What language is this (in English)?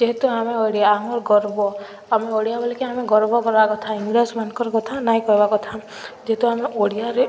Odia